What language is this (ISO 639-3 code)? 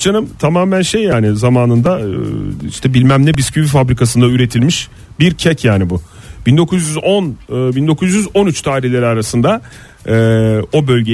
tur